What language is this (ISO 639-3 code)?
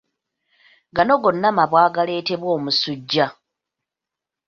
lug